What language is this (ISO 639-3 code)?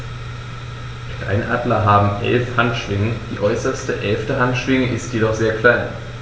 deu